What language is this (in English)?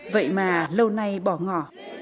Vietnamese